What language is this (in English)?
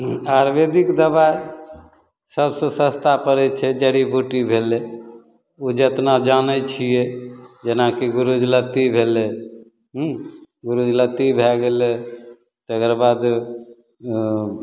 Maithili